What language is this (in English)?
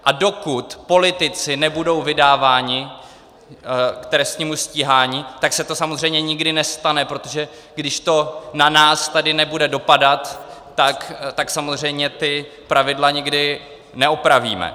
Czech